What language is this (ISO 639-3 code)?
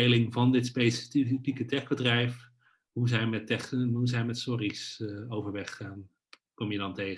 nld